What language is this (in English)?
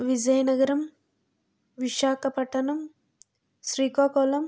Telugu